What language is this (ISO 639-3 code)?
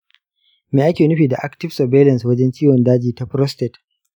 hau